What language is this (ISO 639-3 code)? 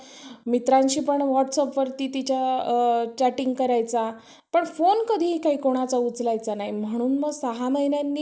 mar